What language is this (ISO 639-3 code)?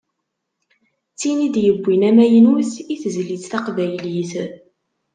kab